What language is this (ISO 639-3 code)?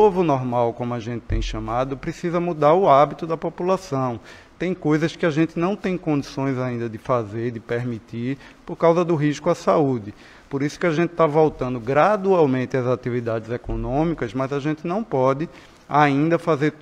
por